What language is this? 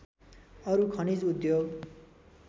Nepali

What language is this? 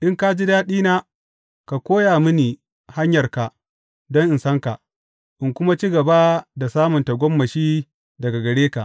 Hausa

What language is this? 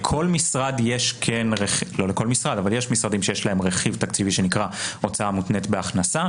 Hebrew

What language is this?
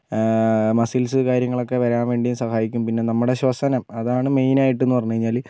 Malayalam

